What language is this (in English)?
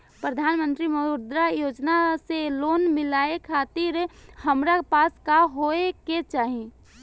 Bhojpuri